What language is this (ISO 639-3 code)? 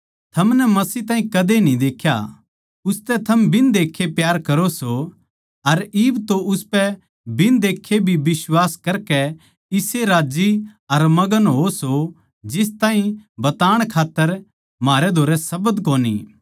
bgc